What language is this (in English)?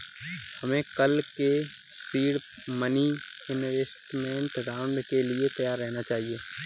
Hindi